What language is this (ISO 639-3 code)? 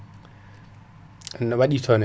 ful